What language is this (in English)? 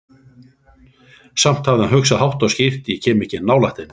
Icelandic